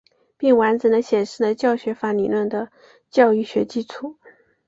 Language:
Chinese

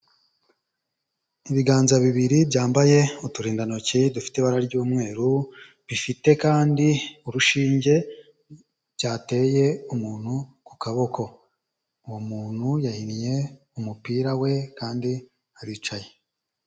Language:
Kinyarwanda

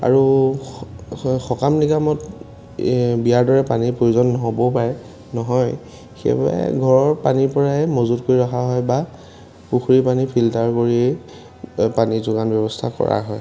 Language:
Assamese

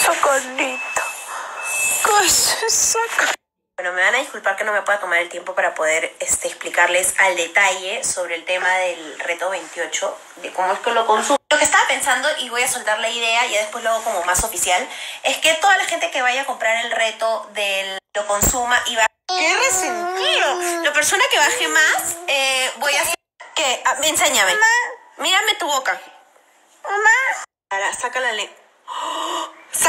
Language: Spanish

